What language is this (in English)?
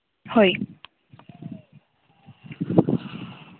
Santali